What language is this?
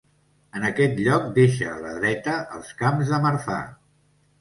Catalan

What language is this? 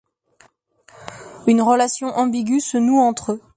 French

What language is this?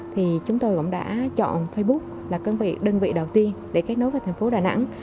Vietnamese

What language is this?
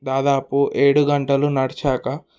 Telugu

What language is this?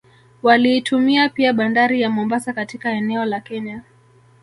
Swahili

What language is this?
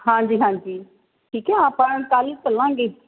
Punjabi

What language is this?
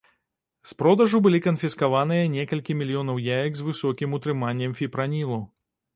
Belarusian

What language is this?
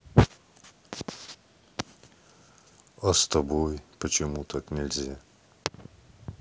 Russian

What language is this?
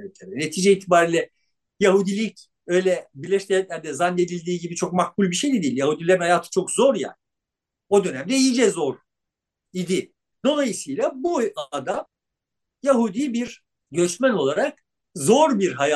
Turkish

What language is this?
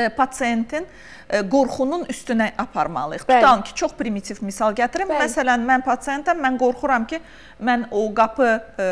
Turkish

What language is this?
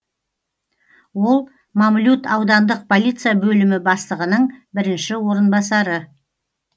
Kazakh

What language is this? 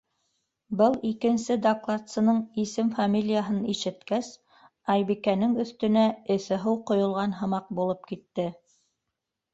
Bashkir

